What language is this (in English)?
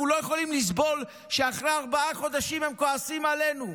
Hebrew